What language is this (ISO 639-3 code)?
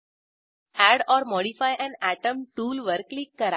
mar